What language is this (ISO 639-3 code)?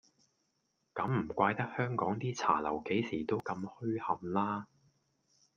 yue